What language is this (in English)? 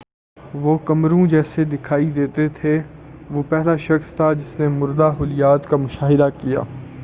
Urdu